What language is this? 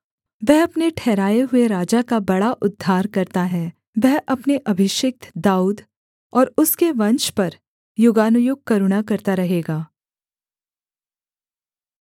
Hindi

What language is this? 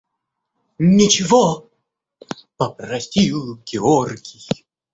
Russian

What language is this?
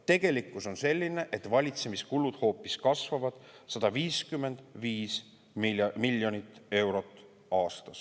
Estonian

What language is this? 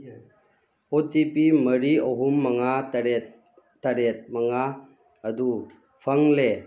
Manipuri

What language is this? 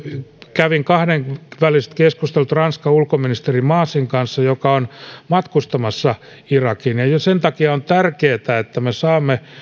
Finnish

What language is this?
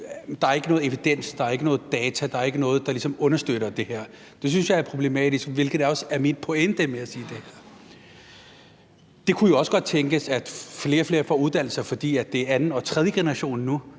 Danish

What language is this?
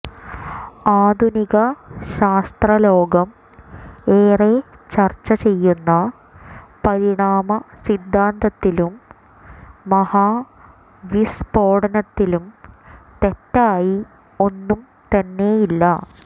Malayalam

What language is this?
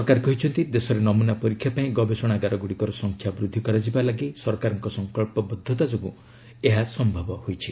Odia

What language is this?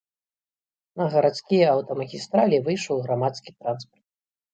Belarusian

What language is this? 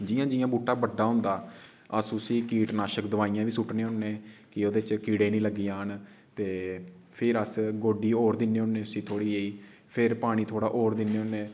Dogri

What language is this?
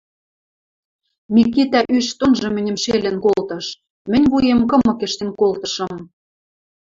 Western Mari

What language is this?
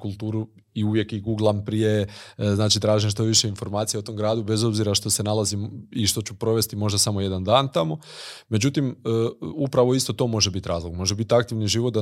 Croatian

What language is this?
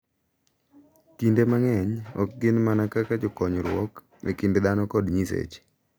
Luo (Kenya and Tanzania)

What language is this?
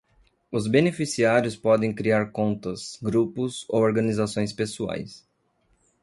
Portuguese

